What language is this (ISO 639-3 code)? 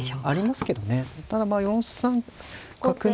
jpn